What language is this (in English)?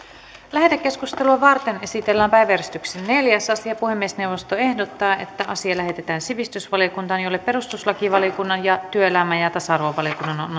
Finnish